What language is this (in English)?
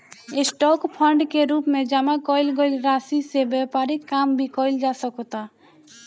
Bhojpuri